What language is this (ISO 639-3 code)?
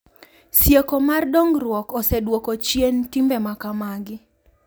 luo